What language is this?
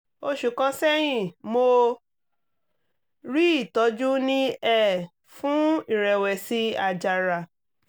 Yoruba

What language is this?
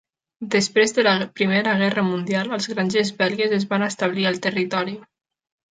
Catalan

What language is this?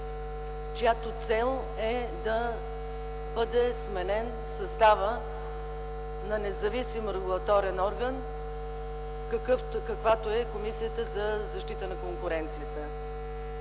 Bulgarian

